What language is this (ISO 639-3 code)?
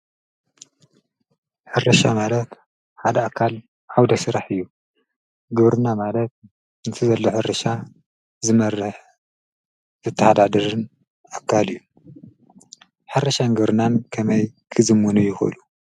tir